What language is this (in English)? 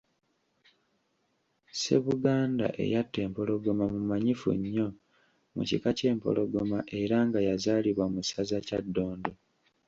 Ganda